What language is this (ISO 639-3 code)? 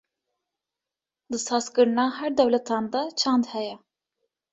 kur